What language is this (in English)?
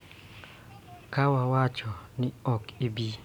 Luo (Kenya and Tanzania)